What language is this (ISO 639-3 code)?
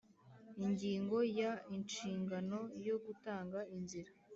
kin